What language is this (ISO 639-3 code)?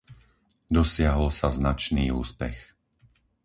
slk